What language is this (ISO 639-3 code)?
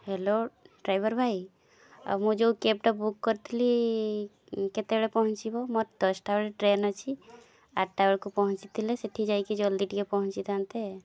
ori